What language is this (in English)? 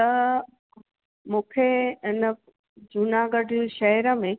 Sindhi